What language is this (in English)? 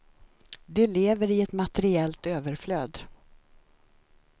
Swedish